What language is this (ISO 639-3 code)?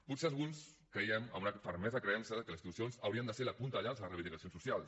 cat